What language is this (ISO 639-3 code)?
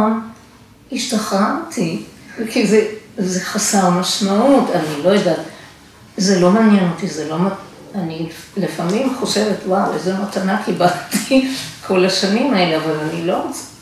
heb